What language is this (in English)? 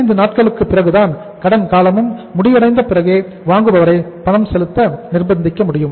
Tamil